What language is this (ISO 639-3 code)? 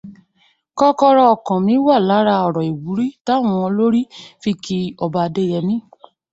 yor